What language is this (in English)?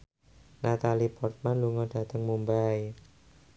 Javanese